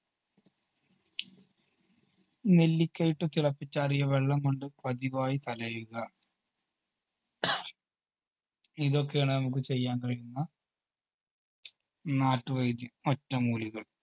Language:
Malayalam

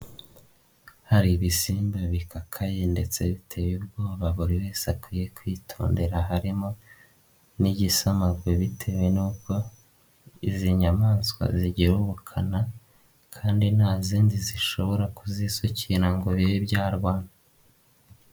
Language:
Kinyarwanda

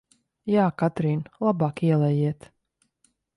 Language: Latvian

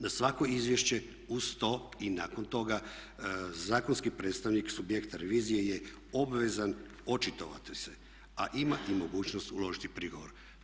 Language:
Croatian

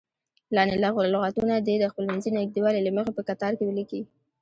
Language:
Pashto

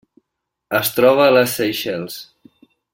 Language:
Catalan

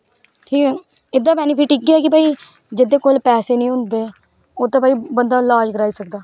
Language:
Dogri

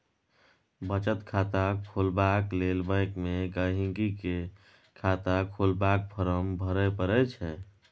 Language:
Maithili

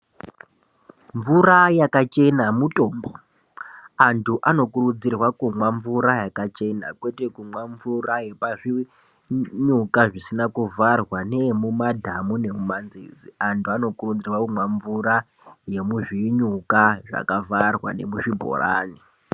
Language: Ndau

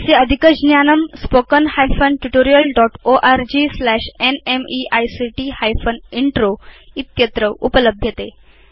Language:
Sanskrit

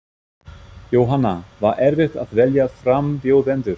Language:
Icelandic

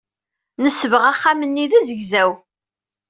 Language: Kabyle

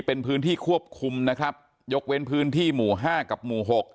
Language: Thai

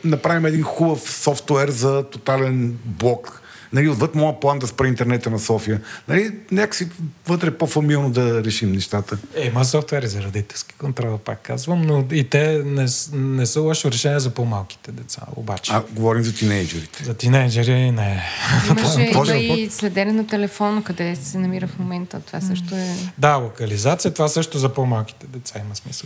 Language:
Bulgarian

